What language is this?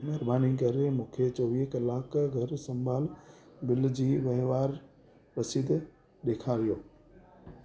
Sindhi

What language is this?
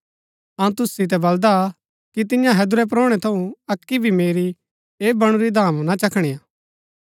Gaddi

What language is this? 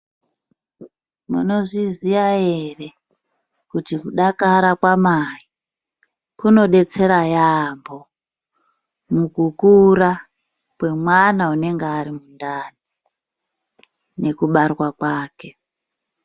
Ndau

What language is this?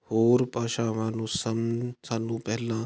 Punjabi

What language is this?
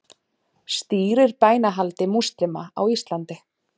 Icelandic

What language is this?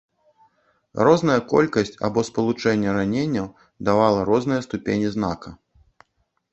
Belarusian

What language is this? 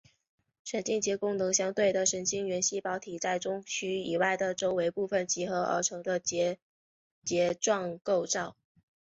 Chinese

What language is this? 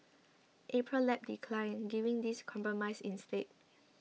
English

